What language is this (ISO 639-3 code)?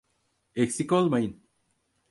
tur